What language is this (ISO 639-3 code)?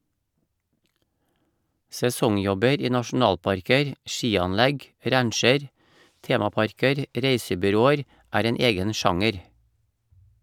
nor